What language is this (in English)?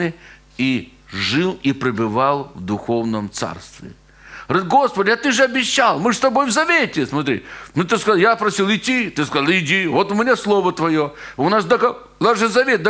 Russian